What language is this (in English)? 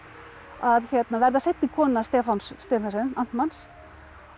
Icelandic